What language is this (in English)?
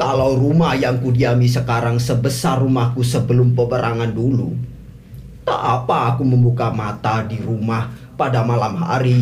Indonesian